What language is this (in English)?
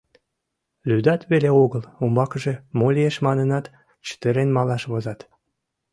Mari